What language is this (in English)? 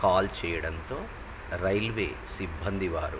Telugu